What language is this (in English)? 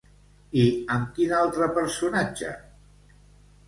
Catalan